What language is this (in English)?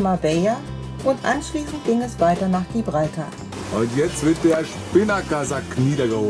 German